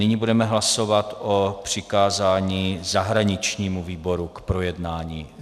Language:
Czech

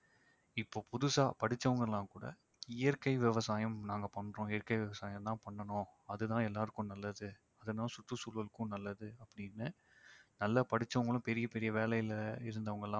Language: Tamil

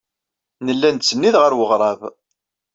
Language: Kabyle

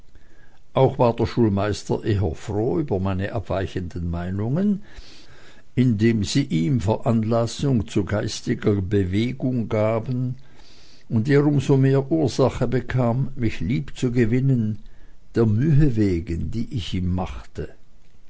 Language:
German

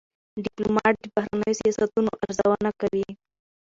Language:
Pashto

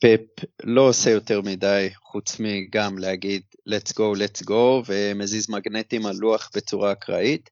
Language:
Hebrew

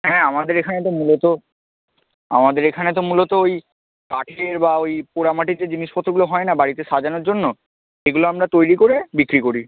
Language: Bangla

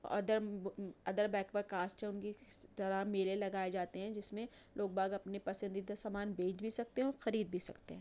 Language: Urdu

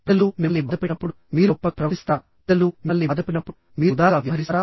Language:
Telugu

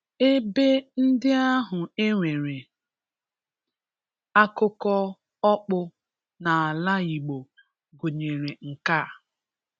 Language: Igbo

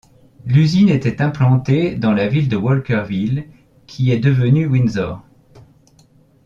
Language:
French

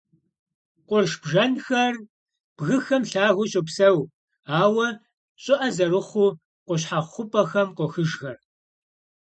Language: Kabardian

